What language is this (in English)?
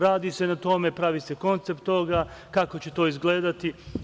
Serbian